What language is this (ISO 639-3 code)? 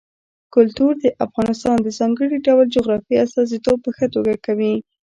pus